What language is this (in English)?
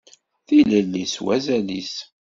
Kabyle